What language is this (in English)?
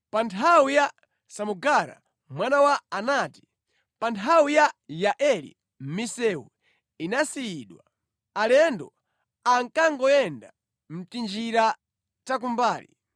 Nyanja